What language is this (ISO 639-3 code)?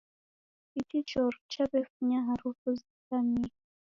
dav